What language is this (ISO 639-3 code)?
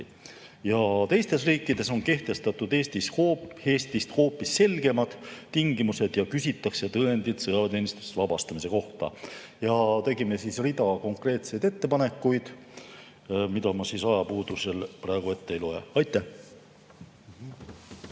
est